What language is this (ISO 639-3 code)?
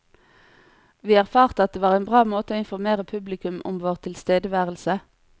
nor